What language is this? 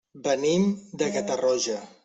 Catalan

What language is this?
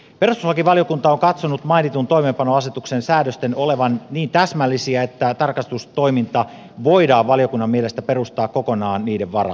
Finnish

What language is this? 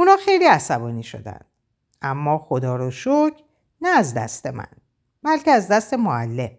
Persian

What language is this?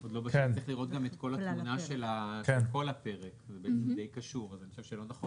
Hebrew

